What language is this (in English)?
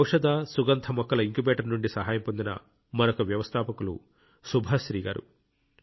Telugu